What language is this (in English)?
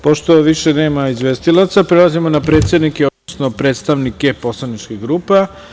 Serbian